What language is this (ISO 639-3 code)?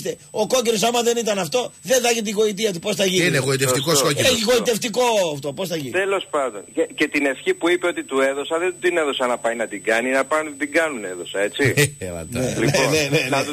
ell